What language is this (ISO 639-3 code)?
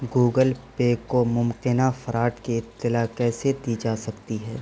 urd